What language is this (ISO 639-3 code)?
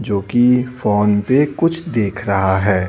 hin